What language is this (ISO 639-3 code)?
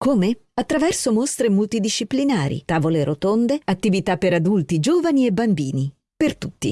ita